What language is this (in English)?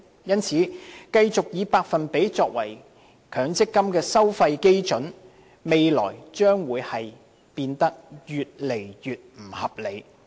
Cantonese